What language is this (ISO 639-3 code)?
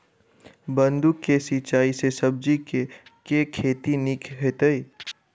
mai